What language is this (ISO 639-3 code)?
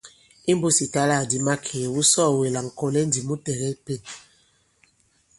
abb